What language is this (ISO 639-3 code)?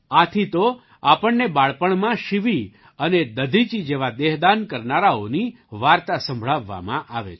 guj